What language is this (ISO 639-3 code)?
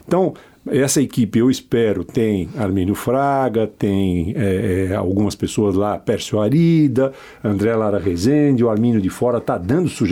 por